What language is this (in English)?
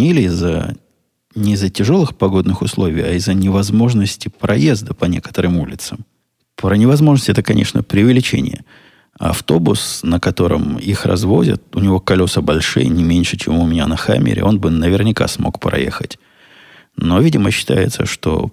Russian